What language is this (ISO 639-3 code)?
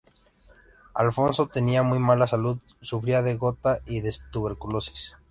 spa